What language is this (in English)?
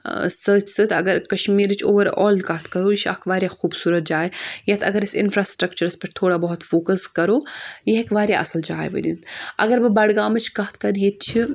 Kashmiri